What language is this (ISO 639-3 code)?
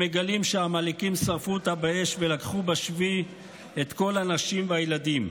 heb